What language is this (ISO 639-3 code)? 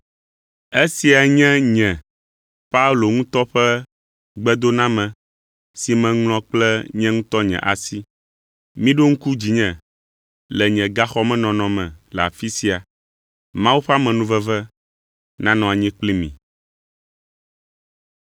ewe